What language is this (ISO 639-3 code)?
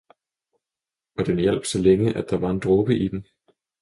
dan